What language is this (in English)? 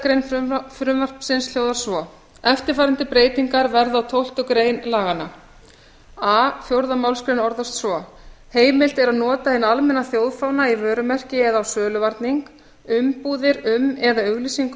Icelandic